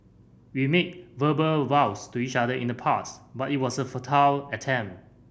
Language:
English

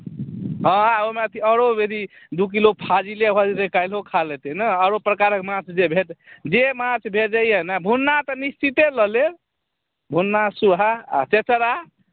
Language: Maithili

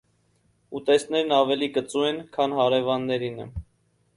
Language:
Armenian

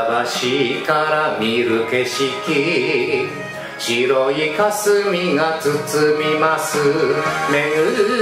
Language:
Japanese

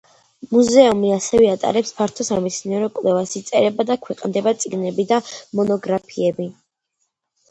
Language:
Georgian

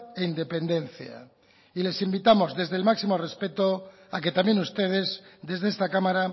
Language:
Spanish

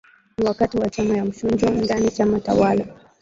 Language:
Swahili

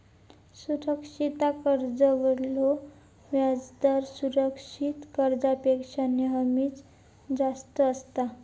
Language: Marathi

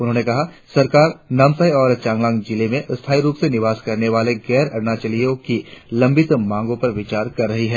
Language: Hindi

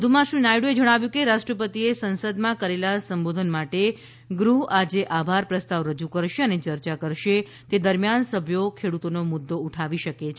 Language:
Gujarati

